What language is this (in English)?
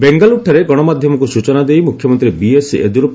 Odia